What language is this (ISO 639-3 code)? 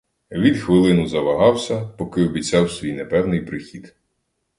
ukr